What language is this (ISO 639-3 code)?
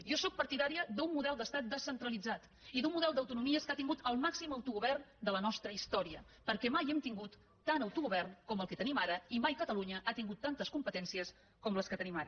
cat